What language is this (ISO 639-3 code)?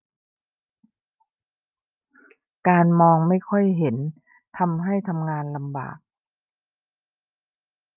tha